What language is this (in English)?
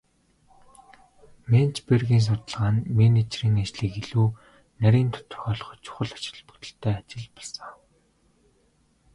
Mongolian